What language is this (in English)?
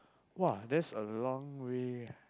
English